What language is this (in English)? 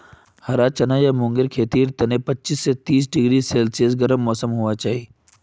Magahi